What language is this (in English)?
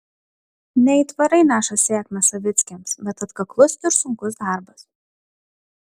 Lithuanian